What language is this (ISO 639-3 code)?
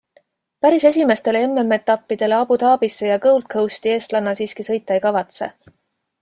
est